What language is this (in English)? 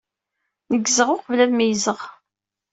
Kabyle